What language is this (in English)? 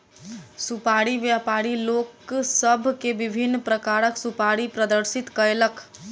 Maithili